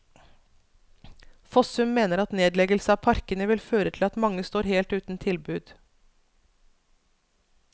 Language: Norwegian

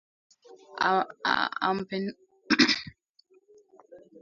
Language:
Swahili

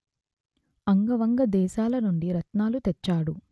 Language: Telugu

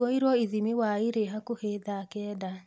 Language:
Kikuyu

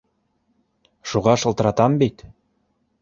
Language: Bashkir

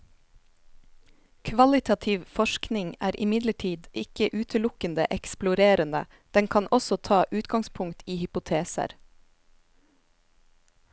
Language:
Norwegian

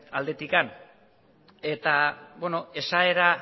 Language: Basque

